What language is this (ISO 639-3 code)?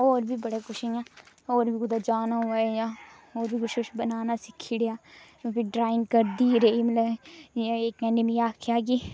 doi